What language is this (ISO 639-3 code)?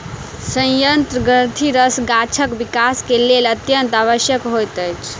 mai